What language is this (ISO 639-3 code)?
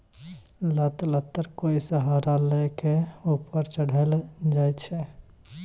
mai